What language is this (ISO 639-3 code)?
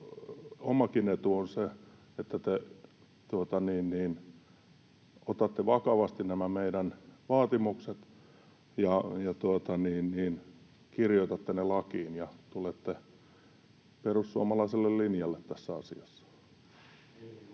fin